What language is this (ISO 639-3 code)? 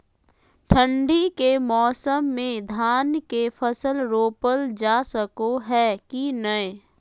mag